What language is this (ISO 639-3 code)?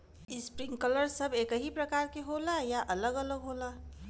bho